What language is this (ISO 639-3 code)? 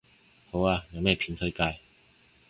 yue